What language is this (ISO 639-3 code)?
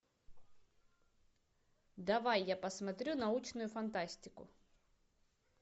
rus